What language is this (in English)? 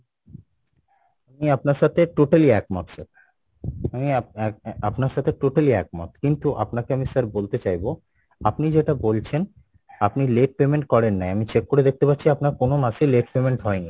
Bangla